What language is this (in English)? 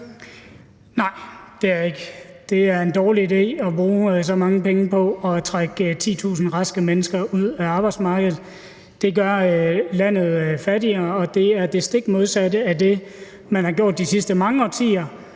Danish